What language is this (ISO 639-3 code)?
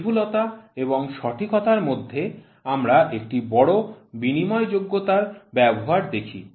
ben